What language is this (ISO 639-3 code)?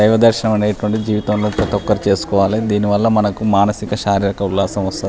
tel